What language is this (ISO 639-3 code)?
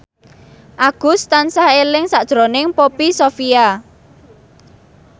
jav